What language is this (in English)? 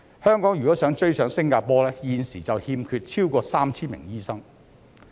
Cantonese